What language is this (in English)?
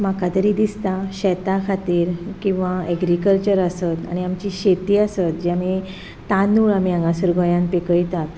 Konkani